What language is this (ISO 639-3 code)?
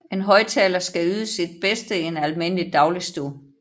dan